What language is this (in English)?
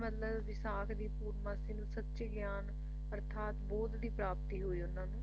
Punjabi